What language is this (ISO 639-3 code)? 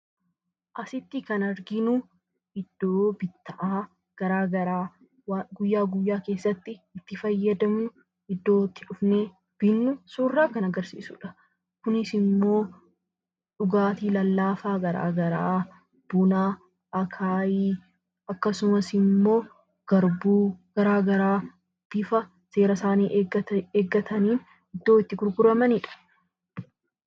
orm